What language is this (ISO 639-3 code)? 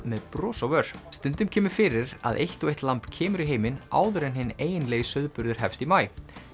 isl